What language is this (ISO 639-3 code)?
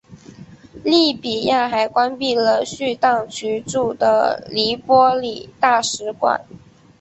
zho